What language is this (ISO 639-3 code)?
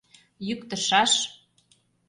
chm